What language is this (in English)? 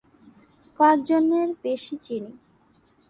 Bangla